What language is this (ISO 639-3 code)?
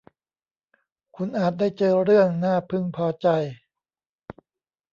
tha